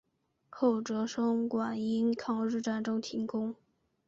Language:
Chinese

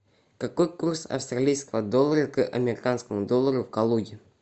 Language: Russian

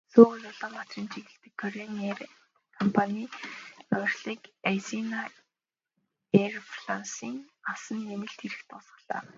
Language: Mongolian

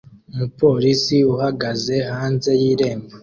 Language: Kinyarwanda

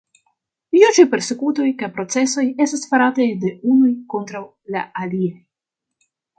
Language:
Esperanto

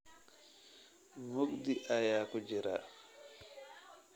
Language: Somali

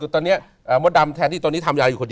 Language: Thai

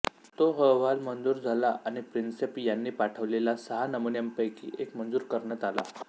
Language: Marathi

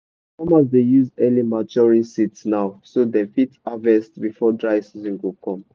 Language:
Nigerian Pidgin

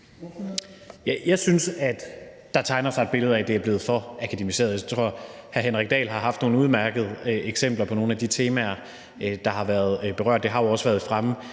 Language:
Danish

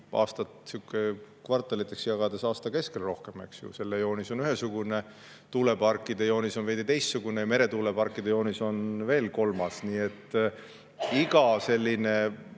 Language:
Estonian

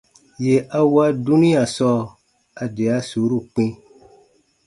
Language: Baatonum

